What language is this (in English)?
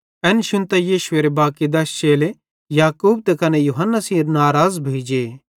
Bhadrawahi